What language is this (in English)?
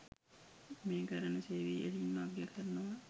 Sinhala